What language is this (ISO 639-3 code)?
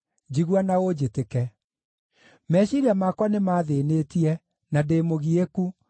kik